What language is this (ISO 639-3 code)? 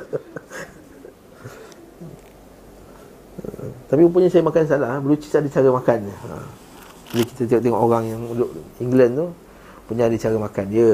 msa